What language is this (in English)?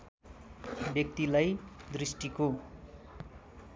Nepali